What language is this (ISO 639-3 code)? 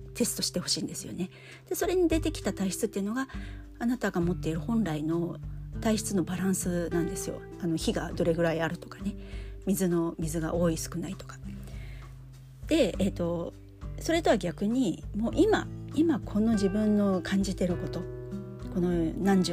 jpn